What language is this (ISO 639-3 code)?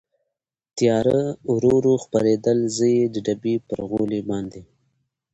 pus